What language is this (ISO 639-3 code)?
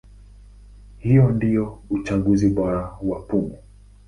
swa